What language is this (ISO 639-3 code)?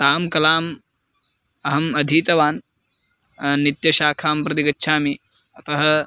san